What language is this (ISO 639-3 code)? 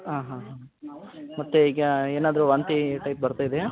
kan